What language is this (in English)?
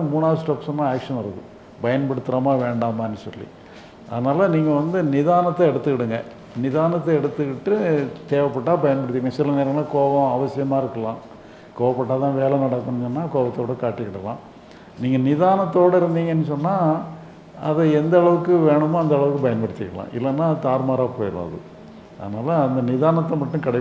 Tamil